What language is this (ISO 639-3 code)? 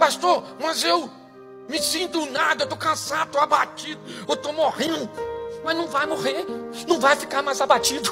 por